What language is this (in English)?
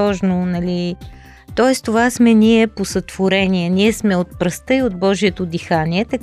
Bulgarian